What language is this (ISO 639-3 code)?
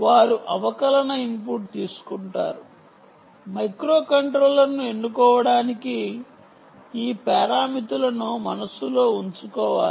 tel